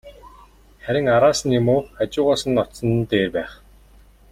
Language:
Mongolian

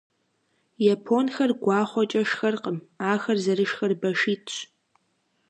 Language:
Kabardian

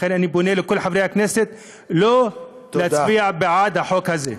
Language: Hebrew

